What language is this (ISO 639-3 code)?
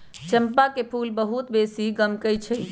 mag